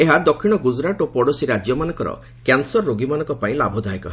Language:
Odia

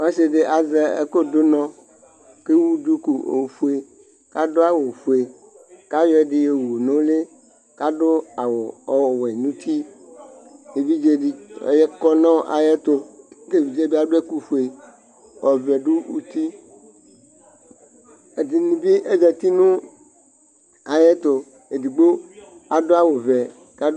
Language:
Ikposo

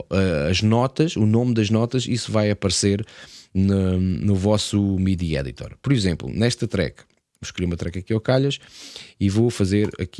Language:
Portuguese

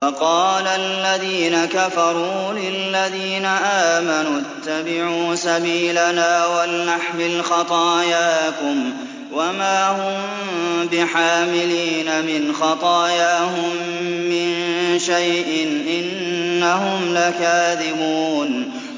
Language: Arabic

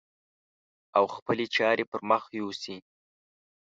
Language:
Pashto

